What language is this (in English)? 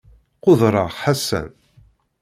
Kabyle